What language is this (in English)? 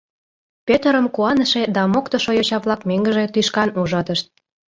Mari